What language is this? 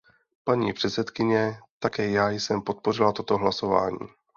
Czech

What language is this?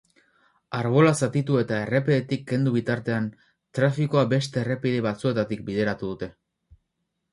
Basque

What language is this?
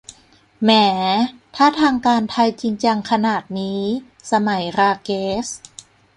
Thai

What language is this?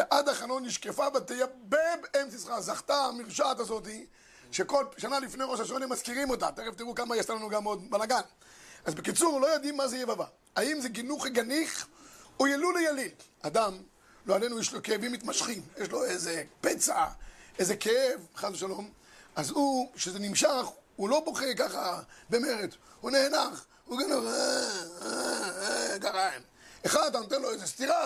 Hebrew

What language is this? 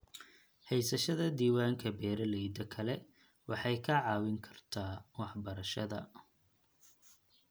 Somali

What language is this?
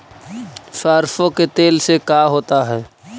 Magahi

